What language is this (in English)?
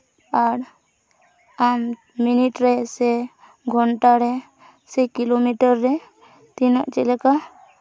Santali